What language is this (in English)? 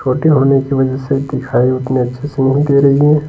Hindi